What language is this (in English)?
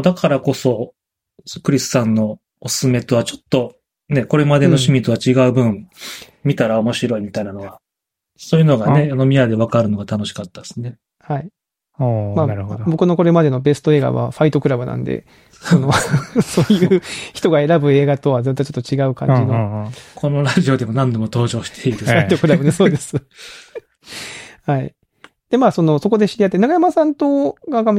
Japanese